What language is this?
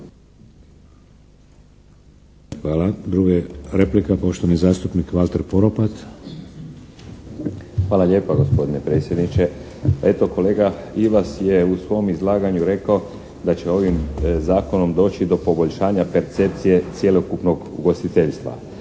Croatian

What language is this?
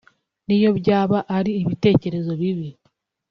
Kinyarwanda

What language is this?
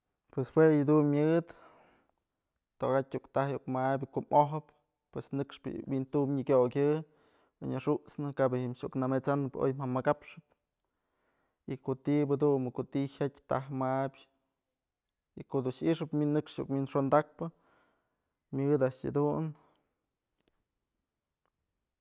Mazatlán Mixe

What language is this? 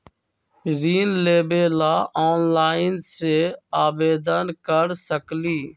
Magahi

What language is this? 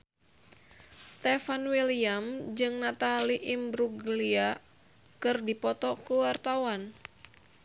Sundanese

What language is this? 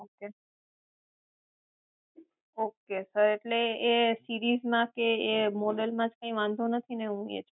Gujarati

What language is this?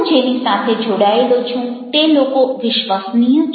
Gujarati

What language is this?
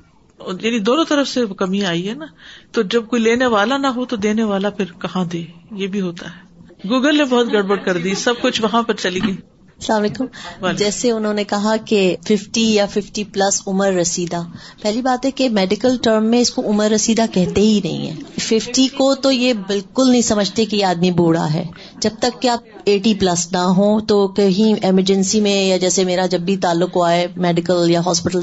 Urdu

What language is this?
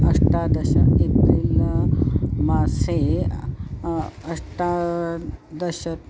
Sanskrit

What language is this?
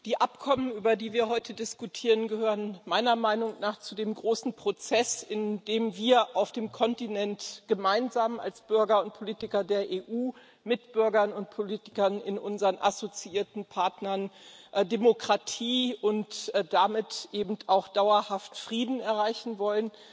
German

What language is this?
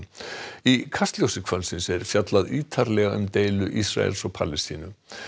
Icelandic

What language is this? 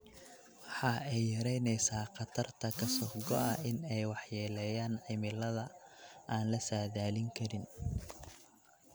Somali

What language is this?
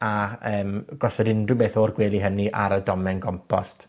Welsh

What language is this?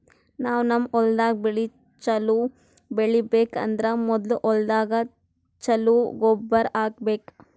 Kannada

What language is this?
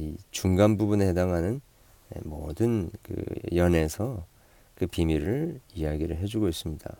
Korean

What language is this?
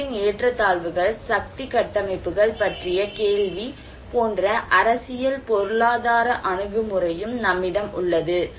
Tamil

